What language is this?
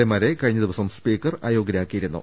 Malayalam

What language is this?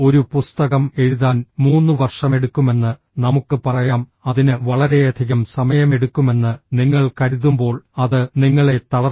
Malayalam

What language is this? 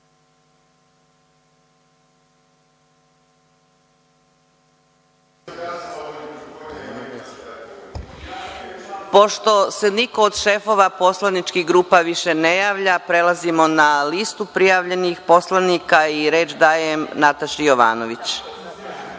Serbian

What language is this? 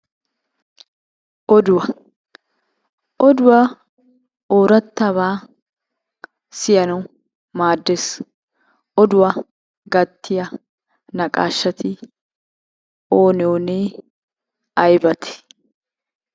Wolaytta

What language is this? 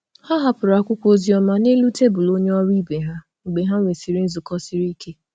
Igbo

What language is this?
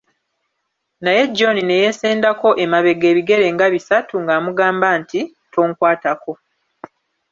Ganda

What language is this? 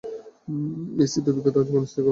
Bangla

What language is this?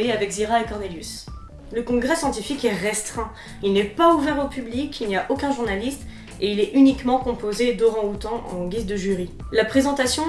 French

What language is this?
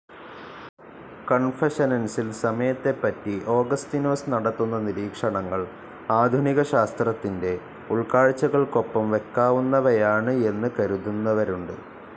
Malayalam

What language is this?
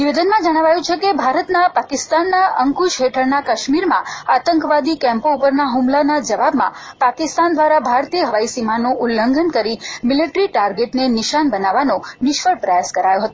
Gujarati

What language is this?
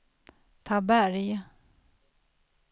Swedish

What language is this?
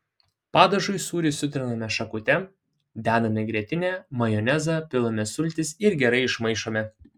Lithuanian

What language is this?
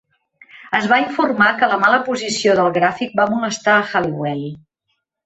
Catalan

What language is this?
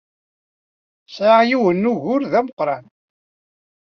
Kabyle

